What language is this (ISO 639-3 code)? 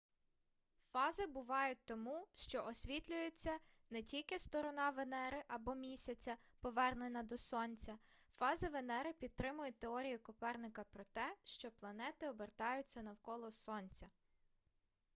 ukr